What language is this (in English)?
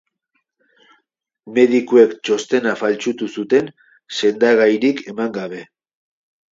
Basque